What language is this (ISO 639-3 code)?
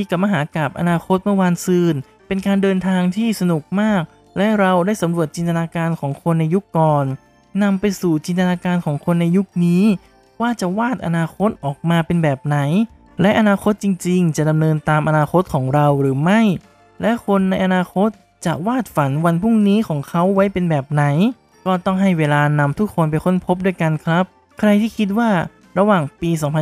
tha